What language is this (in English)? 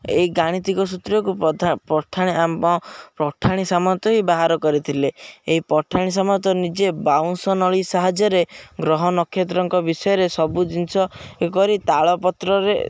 Odia